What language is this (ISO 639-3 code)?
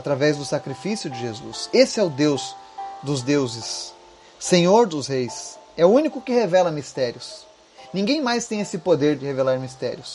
por